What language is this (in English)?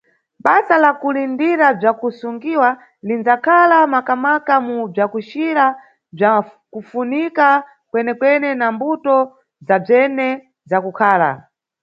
Nyungwe